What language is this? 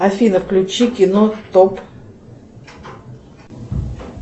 Russian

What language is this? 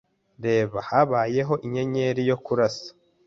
Kinyarwanda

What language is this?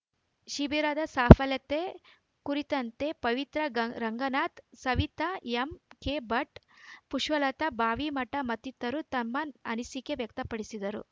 Kannada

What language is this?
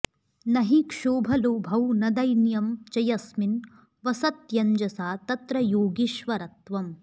Sanskrit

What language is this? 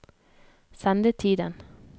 Norwegian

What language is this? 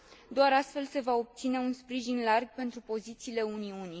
Romanian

